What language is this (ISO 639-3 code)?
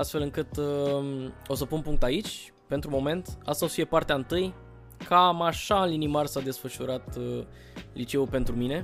ron